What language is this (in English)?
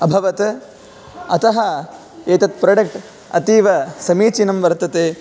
Sanskrit